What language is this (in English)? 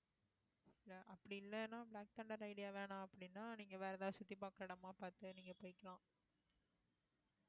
Tamil